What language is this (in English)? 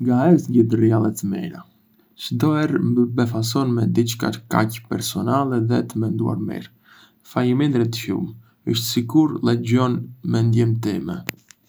Arbëreshë Albanian